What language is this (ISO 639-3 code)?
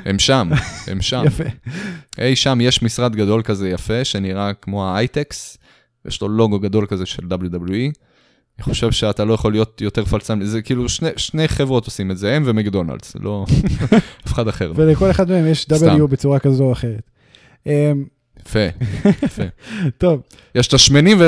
heb